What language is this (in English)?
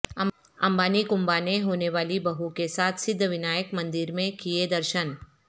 Urdu